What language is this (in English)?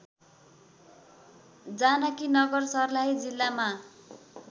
Nepali